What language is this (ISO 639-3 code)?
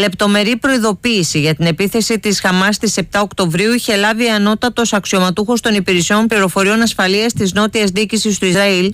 ell